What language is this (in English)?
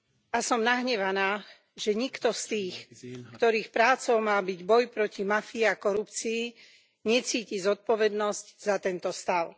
Slovak